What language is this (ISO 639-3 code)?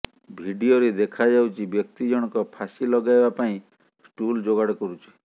ori